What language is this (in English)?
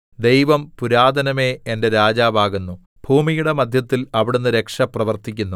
Malayalam